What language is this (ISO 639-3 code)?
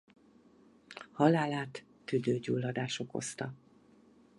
hun